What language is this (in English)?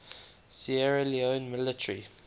English